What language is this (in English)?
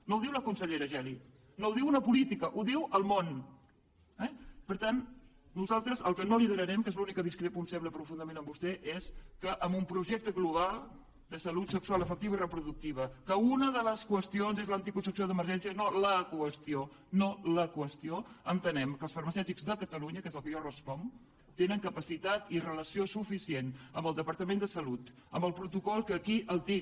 Catalan